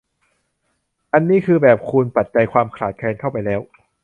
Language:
Thai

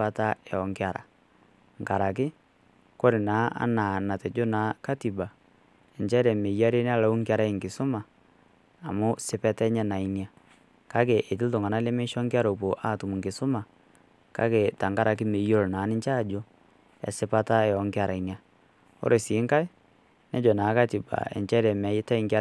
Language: Masai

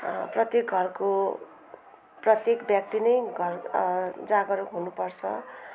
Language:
Nepali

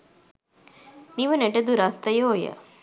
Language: Sinhala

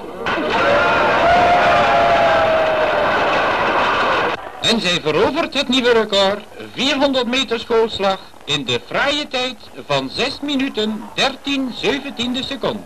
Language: Dutch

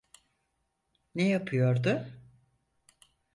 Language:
Turkish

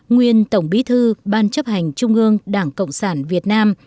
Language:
Vietnamese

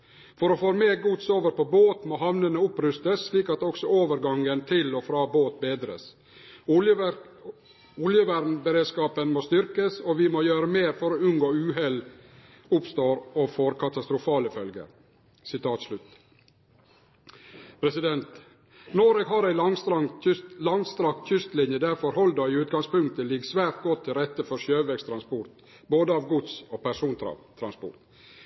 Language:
Norwegian Nynorsk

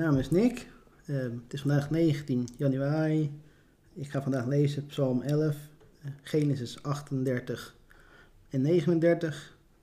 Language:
Dutch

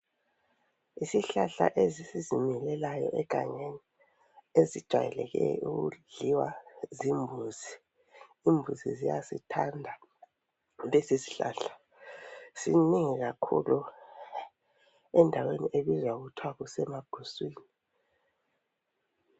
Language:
North Ndebele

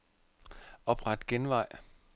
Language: Danish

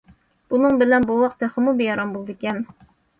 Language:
Uyghur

